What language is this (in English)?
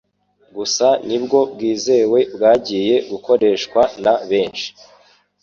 Kinyarwanda